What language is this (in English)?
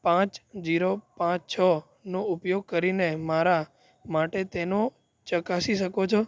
Gujarati